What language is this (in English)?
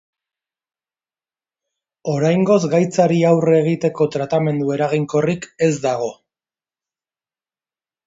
Basque